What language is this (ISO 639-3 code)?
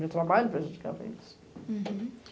por